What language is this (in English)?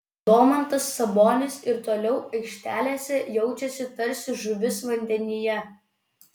Lithuanian